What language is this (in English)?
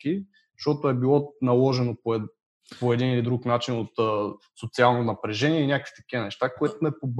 Bulgarian